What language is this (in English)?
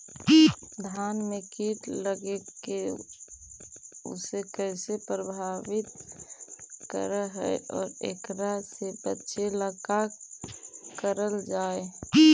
Magahi